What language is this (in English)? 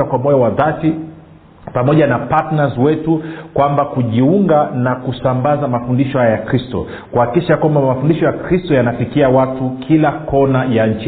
Swahili